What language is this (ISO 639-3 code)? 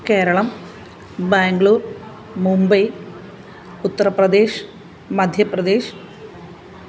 mal